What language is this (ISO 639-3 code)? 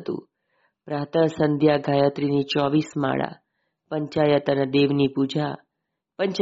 guj